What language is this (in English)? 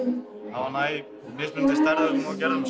Icelandic